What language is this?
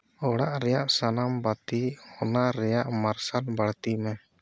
Santali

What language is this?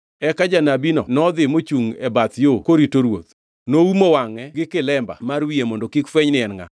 Luo (Kenya and Tanzania)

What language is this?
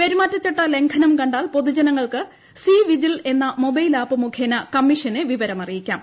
Malayalam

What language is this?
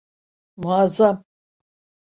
Turkish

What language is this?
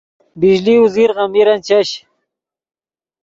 Yidgha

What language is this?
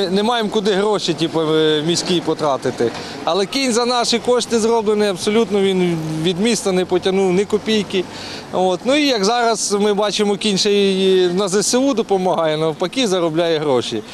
Ukrainian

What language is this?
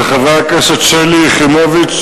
Hebrew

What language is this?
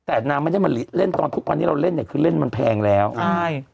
Thai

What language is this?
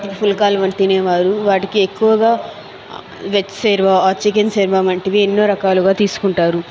Telugu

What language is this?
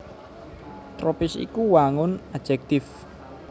Javanese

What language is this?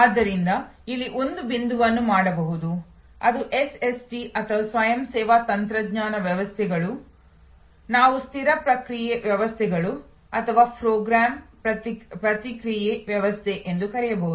Kannada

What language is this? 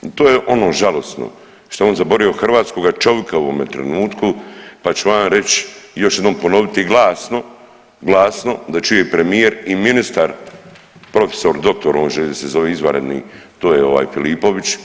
Croatian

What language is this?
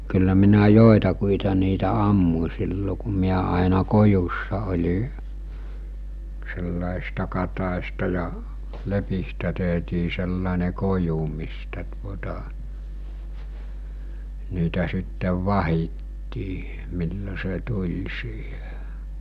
Finnish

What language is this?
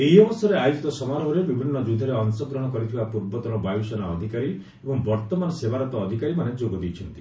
Odia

